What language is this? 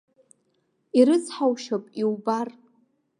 Abkhazian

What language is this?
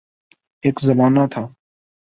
Urdu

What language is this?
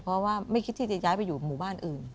Thai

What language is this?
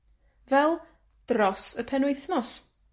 Welsh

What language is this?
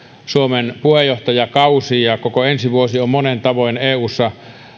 Finnish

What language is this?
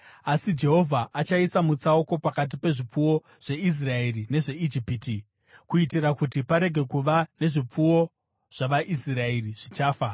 Shona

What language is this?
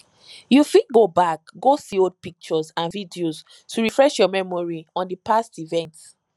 Nigerian Pidgin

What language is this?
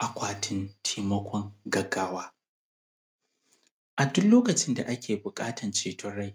Hausa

